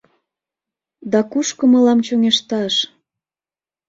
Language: Mari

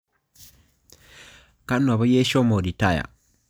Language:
Masai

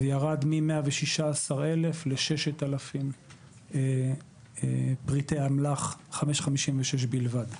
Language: Hebrew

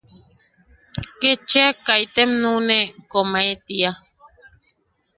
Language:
Yaqui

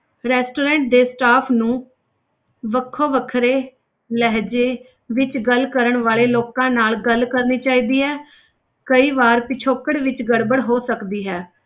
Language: Punjabi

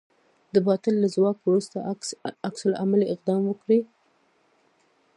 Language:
Pashto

